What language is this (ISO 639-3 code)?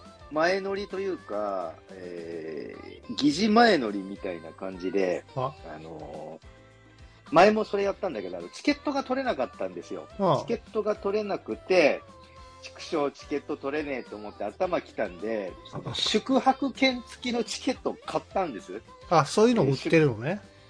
jpn